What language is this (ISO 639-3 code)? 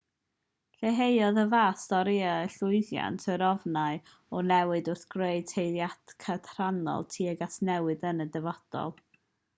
cym